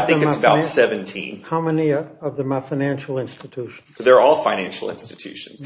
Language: English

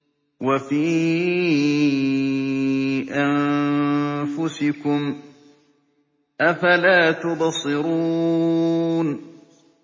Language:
Arabic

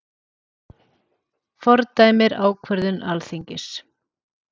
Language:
Icelandic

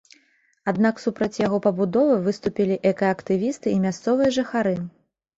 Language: Belarusian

